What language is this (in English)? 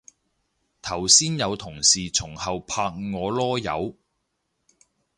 Cantonese